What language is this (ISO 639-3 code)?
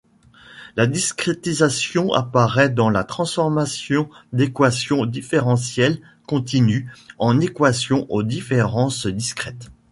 fra